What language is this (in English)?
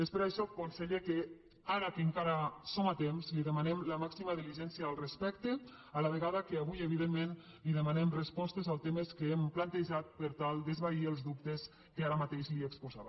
Catalan